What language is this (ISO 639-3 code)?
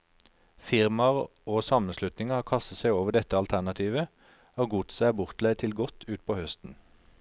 nor